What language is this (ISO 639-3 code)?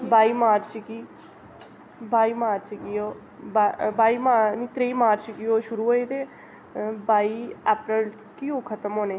doi